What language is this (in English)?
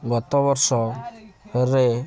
Odia